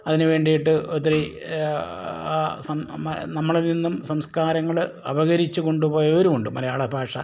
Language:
Malayalam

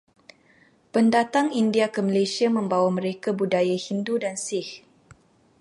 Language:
Malay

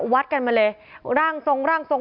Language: Thai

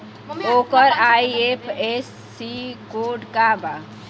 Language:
Bhojpuri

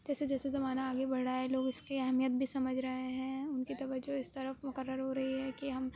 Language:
Urdu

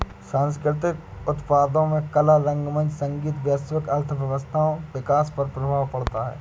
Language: Hindi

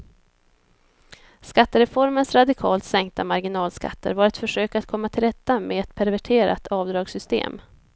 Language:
Swedish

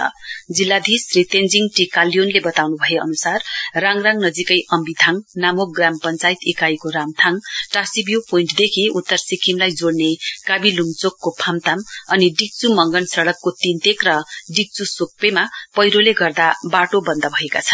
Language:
Nepali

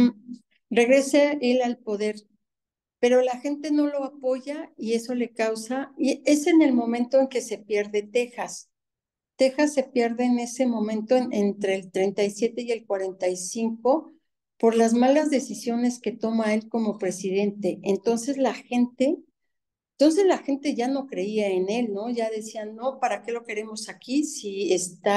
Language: Spanish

